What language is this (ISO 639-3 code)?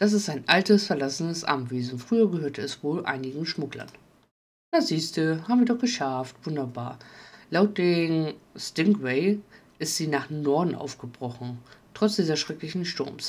deu